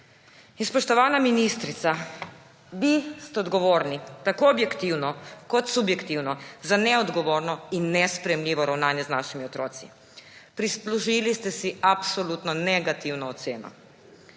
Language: Slovenian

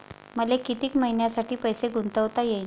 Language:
Marathi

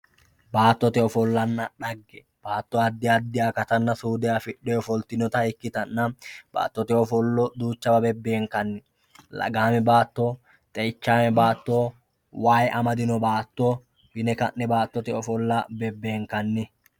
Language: Sidamo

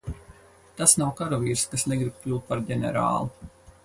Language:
Latvian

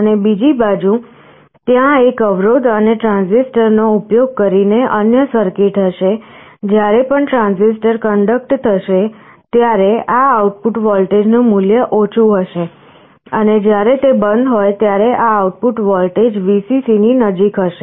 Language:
Gujarati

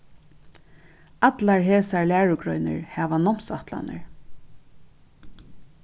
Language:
Faroese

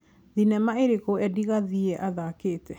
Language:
Kikuyu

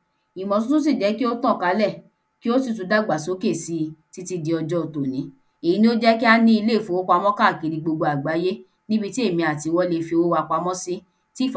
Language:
Yoruba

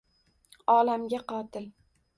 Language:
Uzbek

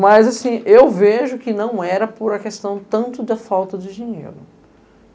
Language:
Portuguese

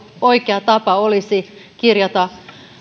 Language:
Finnish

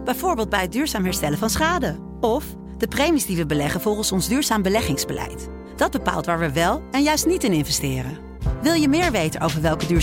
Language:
Dutch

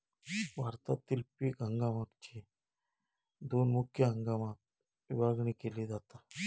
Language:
Marathi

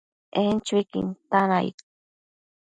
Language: Matsés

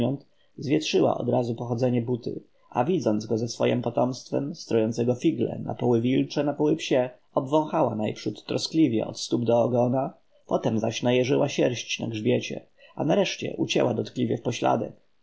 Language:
Polish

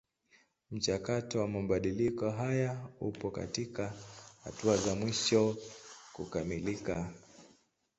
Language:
Swahili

